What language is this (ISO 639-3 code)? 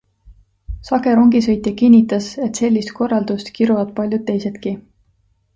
est